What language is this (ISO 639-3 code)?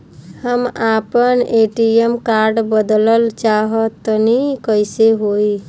bho